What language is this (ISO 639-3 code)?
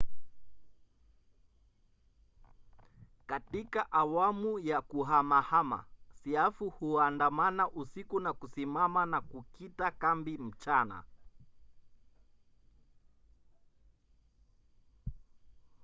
swa